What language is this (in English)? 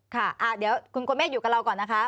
Thai